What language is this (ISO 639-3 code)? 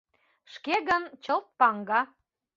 chm